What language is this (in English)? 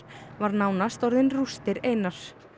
Icelandic